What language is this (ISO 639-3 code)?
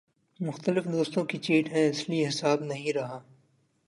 urd